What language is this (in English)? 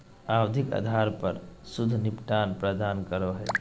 Magahi